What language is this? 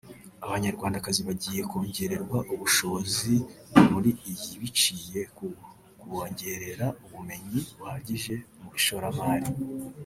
Kinyarwanda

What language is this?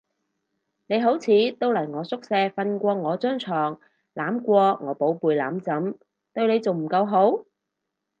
Cantonese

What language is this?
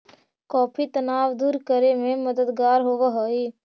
Magahi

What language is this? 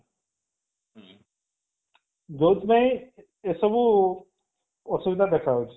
Odia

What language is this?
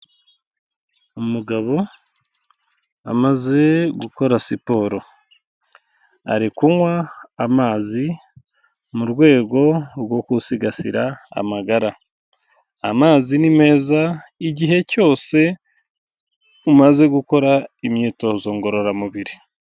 Kinyarwanda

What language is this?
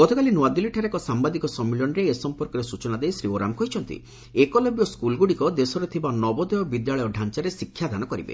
Odia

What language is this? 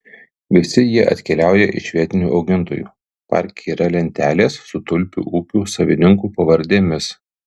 Lithuanian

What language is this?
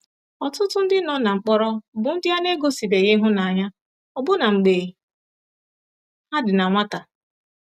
Igbo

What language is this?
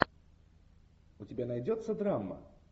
Russian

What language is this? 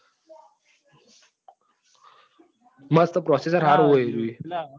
Gujarati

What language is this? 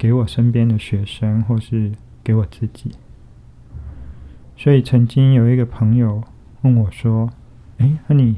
Chinese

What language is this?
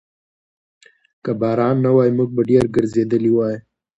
Pashto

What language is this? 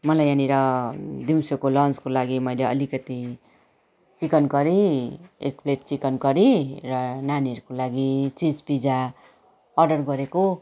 Nepali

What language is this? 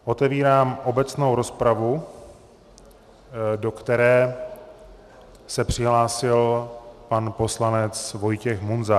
Czech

